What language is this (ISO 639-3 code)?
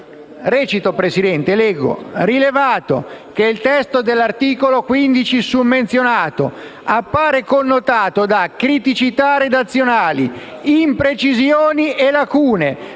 ita